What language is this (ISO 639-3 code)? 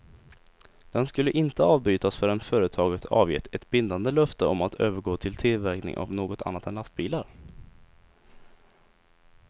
swe